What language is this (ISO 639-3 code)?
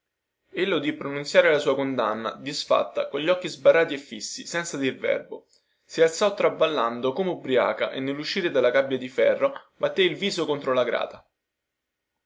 ita